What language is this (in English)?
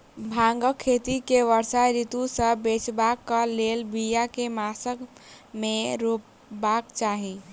Maithili